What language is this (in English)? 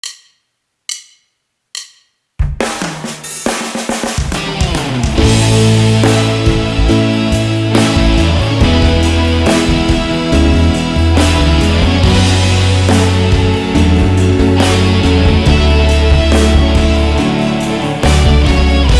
Ukrainian